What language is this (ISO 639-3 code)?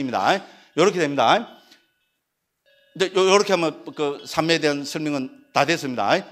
kor